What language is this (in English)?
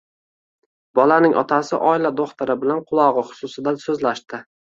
Uzbek